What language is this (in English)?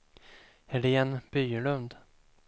Swedish